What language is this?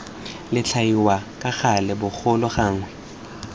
Tswana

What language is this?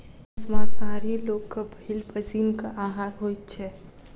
Maithili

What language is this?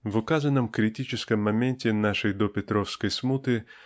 Russian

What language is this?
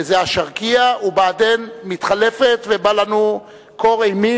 Hebrew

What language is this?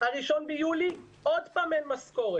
Hebrew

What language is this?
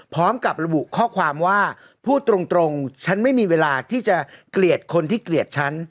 Thai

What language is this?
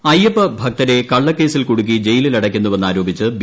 Malayalam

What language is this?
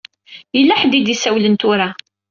Kabyle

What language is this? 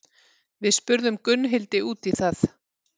Icelandic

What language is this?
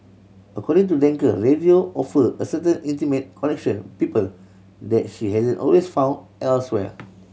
English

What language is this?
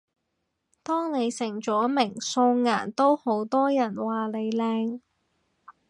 Cantonese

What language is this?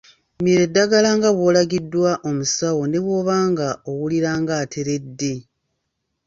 Ganda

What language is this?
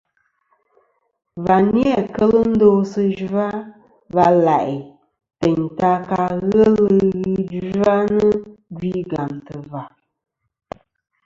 Kom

